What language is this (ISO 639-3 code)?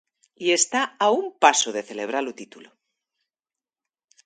glg